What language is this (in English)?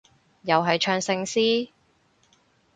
Cantonese